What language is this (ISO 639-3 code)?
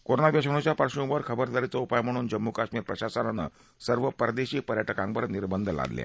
mar